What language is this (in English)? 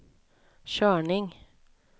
Swedish